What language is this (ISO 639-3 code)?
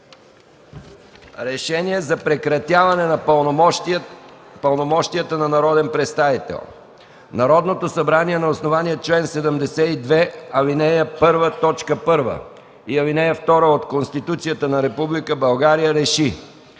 bul